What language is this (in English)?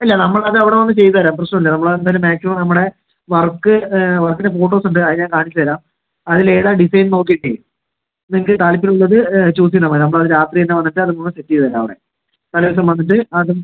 Malayalam